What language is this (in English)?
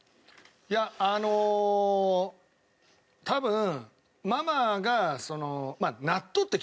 Japanese